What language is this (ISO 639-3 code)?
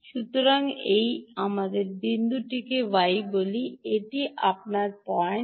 ben